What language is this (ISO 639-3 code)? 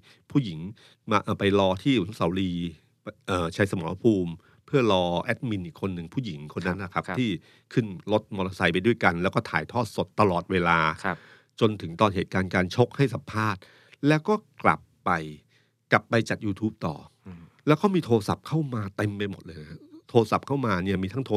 tha